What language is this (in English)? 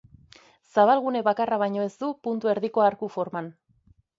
Basque